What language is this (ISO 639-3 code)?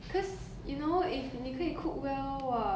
eng